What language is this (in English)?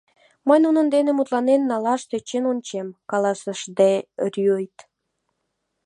Mari